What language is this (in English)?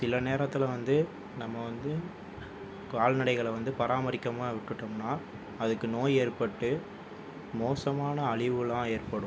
Tamil